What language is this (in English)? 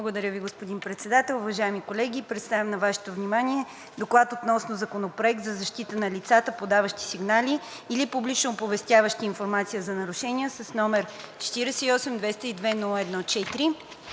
Bulgarian